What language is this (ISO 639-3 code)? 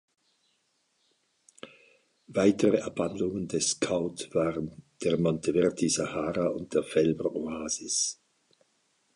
deu